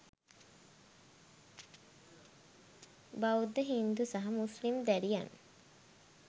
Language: Sinhala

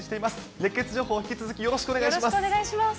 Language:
Japanese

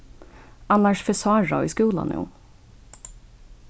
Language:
Faroese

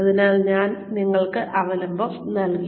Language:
Malayalam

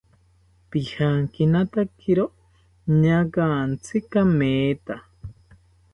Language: South Ucayali Ashéninka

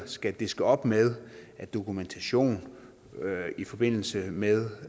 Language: Danish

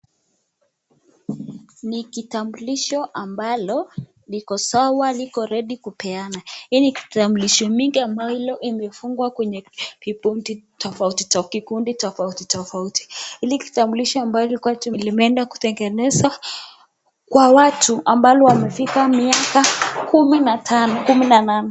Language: Swahili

